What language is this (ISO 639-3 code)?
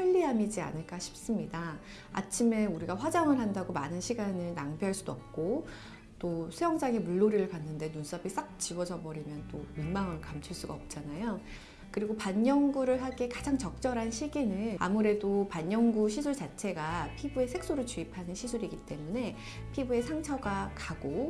kor